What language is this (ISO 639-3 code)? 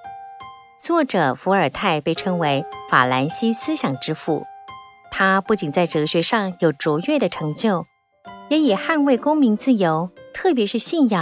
zho